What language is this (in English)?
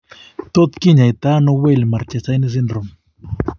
Kalenjin